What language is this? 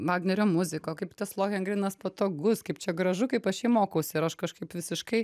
Lithuanian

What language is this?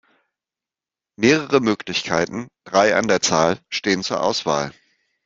German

